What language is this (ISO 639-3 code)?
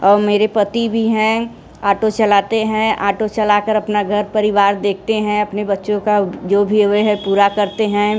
hin